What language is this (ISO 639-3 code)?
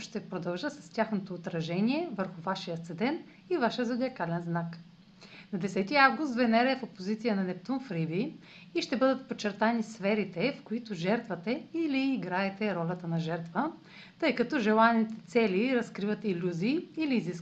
bul